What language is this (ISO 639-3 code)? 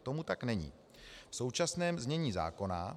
ces